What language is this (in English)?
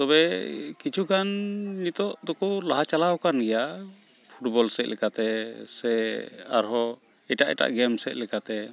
Santali